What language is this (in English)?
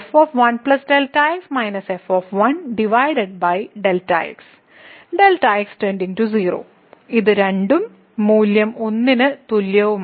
Malayalam